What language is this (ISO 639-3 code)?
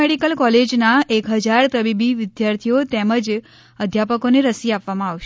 guj